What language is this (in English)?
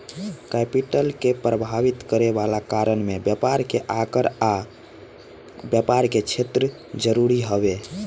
Bhojpuri